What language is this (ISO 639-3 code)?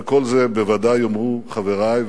heb